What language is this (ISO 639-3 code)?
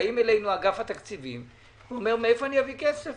heb